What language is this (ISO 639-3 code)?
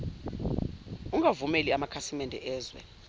zul